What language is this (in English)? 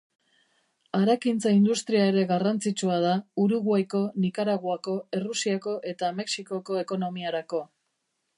Basque